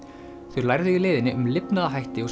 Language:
Icelandic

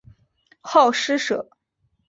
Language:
Chinese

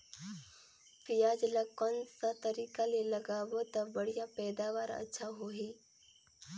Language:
Chhattisgarhi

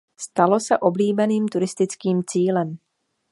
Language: Czech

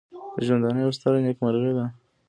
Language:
Pashto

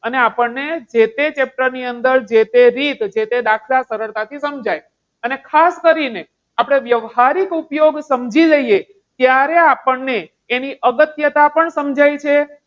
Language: Gujarati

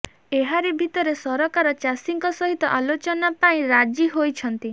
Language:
Odia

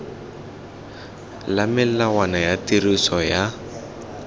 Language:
Tswana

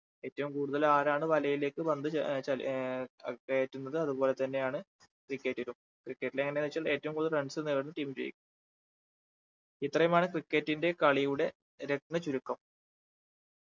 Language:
Malayalam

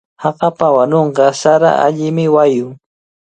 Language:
Cajatambo North Lima Quechua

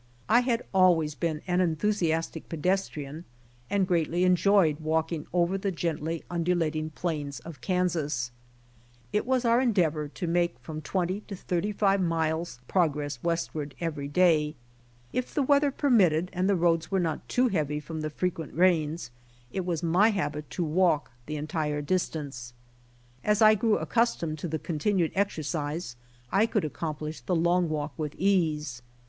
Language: English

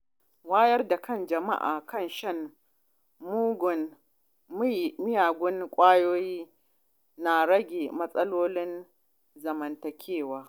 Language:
Hausa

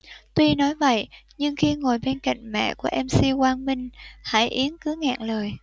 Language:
Vietnamese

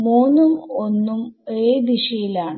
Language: Malayalam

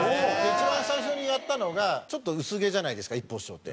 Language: Japanese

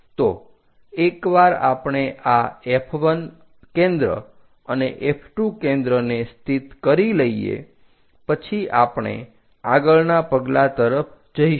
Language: Gujarati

